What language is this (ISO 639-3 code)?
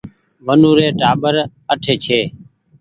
gig